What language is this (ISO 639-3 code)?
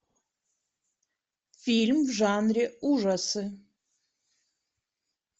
rus